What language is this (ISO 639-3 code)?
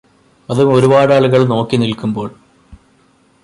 mal